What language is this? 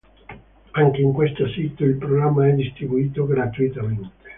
Italian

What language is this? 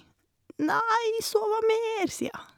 Norwegian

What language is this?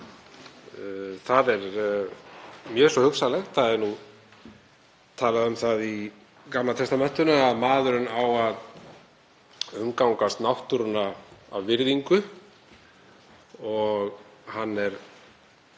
Icelandic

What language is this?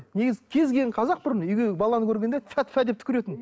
Kazakh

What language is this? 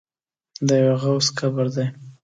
Pashto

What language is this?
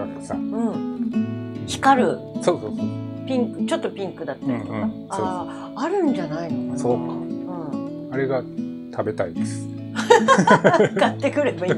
Japanese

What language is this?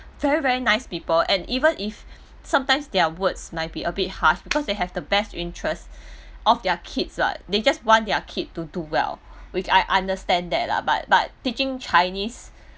English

